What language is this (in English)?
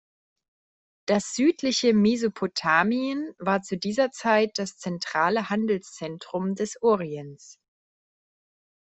German